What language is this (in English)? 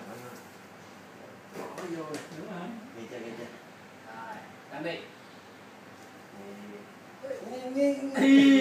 Vietnamese